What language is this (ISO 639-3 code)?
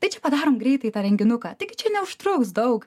lit